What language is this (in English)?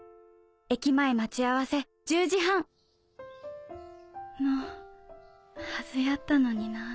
Japanese